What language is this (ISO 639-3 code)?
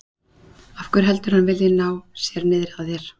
isl